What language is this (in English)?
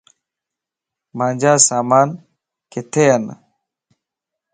Lasi